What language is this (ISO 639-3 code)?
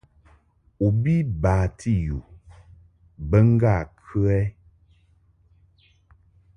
mhk